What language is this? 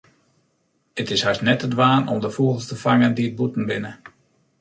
Western Frisian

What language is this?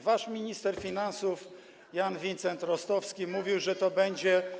Polish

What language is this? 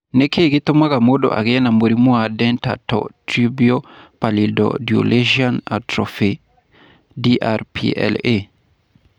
Kikuyu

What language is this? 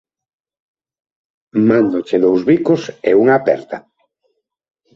Galician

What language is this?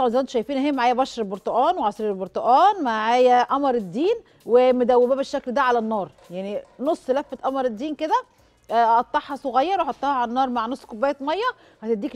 Arabic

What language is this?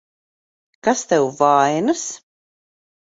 Latvian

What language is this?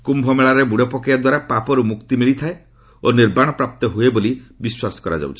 Odia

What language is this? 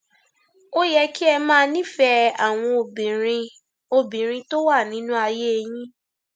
Yoruba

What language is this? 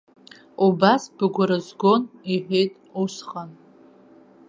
Abkhazian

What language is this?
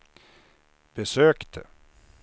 Swedish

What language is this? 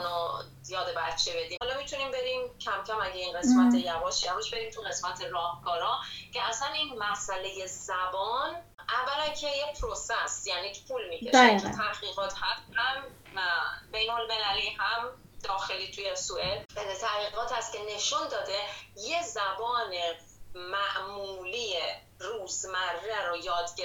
Persian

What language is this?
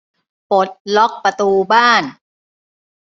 Thai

